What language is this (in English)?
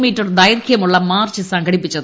Malayalam